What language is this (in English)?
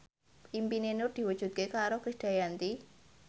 Javanese